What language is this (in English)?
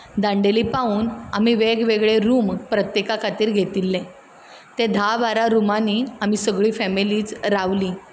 Konkani